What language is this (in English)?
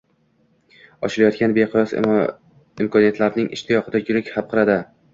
Uzbek